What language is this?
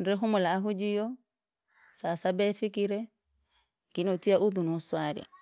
Langi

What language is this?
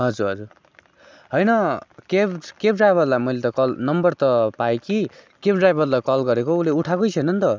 Nepali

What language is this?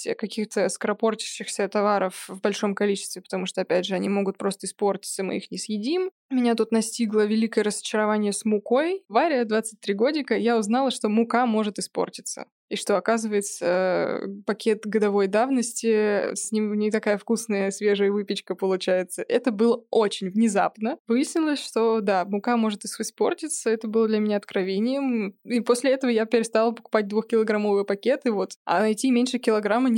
Russian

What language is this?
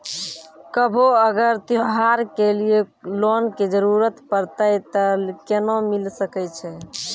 Maithili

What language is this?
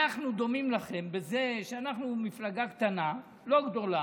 Hebrew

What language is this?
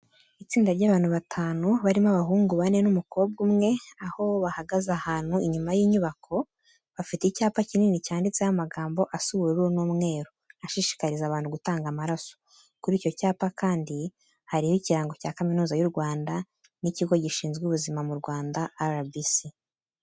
Kinyarwanda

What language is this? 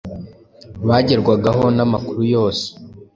Kinyarwanda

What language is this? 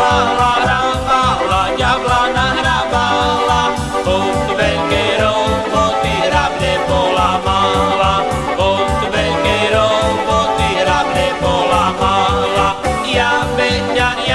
Slovak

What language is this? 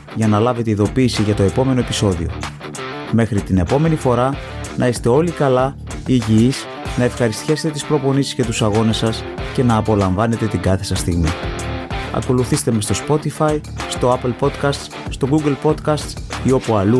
Greek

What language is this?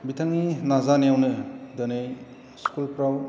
Bodo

